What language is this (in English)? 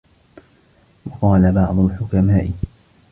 Arabic